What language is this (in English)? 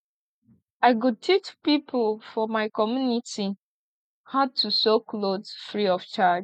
Nigerian Pidgin